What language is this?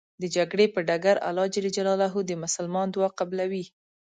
Pashto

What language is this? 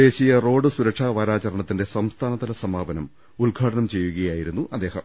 Malayalam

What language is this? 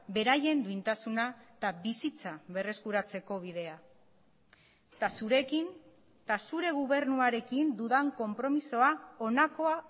Basque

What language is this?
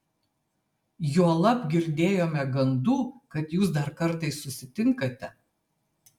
Lithuanian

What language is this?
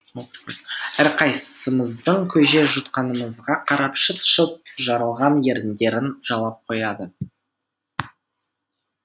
Kazakh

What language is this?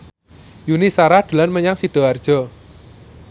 Javanese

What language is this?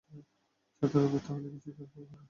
Bangla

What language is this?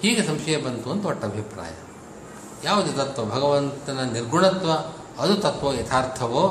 Kannada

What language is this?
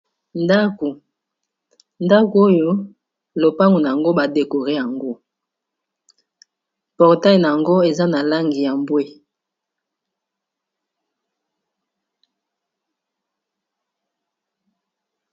Lingala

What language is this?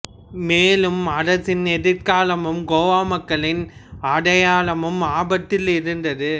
Tamil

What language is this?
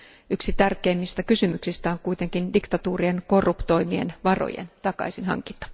Finnish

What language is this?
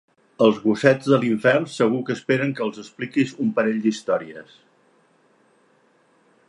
Catalan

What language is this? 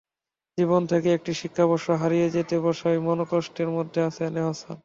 Bangla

